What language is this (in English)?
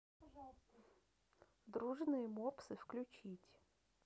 Russian